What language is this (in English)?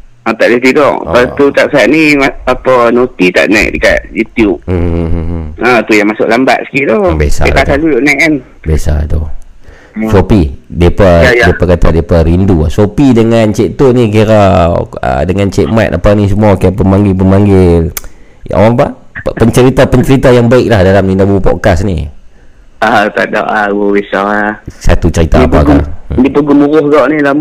Malay